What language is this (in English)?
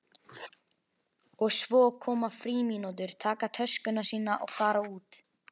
Icelandic